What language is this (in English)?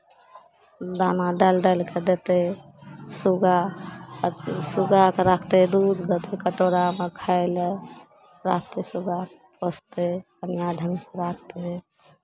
Maithili